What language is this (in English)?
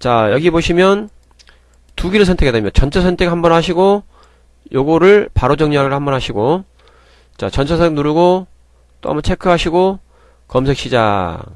Korean